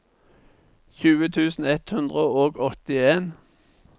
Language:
Norwegian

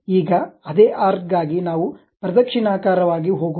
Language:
Kannada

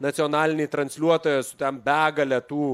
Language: Lithuanian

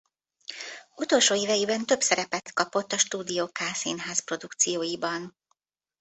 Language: Hungarian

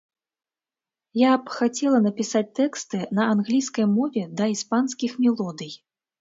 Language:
Belarusian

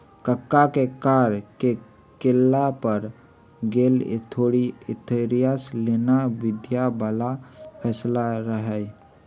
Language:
Magahi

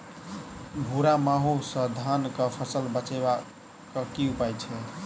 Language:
Maithili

